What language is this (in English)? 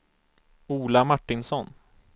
Swedish